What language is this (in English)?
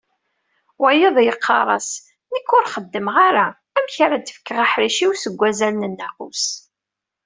Kabyle